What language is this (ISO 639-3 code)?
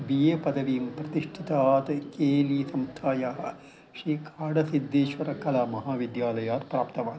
san